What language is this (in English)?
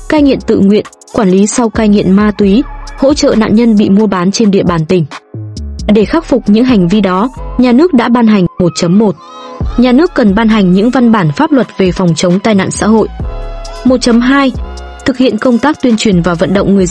Vietnamese